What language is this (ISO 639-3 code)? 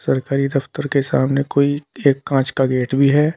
hin